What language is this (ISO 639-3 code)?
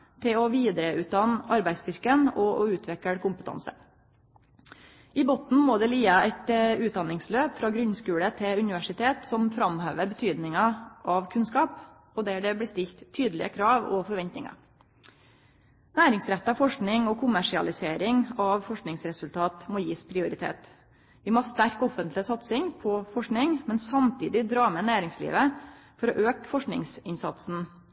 nno